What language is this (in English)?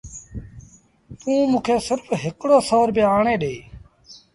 Sindhi Bhil